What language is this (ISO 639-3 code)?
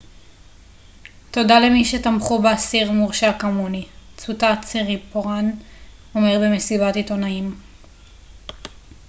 heb